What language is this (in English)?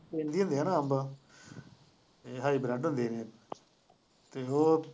Punjabi